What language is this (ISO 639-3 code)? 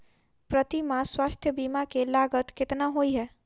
mai